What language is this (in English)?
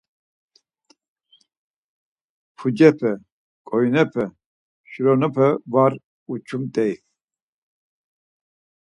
Laz